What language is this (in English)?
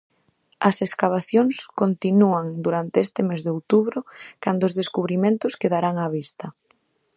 Galician